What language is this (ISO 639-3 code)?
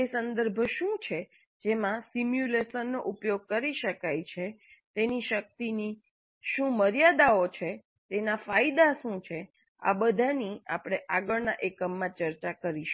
guj